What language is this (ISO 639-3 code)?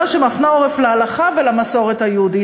heb